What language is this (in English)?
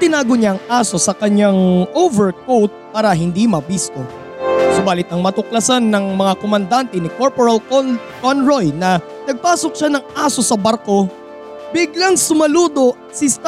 Filipino